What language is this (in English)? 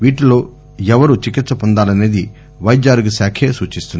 Telugu